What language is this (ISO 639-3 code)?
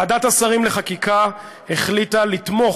heb